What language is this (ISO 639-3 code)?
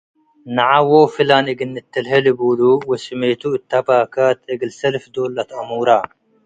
tig